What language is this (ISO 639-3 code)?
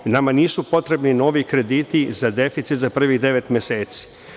srp